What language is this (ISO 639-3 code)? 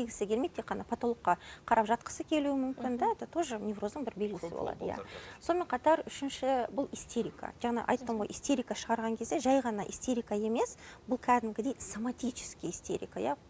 rus